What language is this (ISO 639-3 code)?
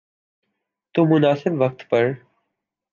urd